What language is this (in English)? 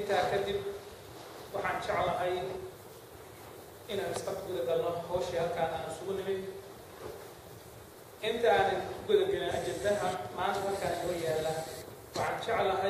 Arabic